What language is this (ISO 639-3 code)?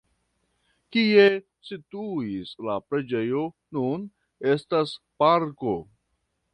epo